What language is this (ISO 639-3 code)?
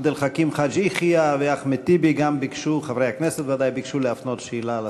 heb